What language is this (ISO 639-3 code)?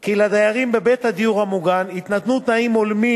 heb